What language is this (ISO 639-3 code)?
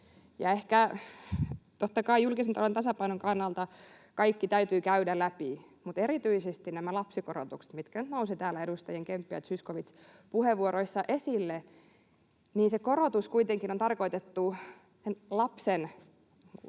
fin